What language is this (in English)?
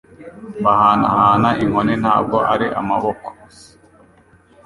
Kinyarwanda